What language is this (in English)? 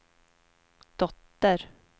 Swedish